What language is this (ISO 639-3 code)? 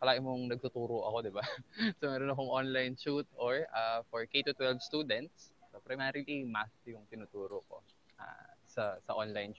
fil